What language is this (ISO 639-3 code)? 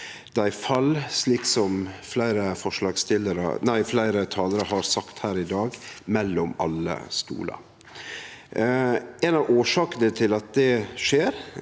nor